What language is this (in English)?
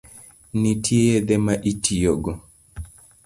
Luo (Kenya and Tanzania)